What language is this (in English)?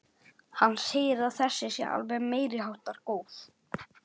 Icelandic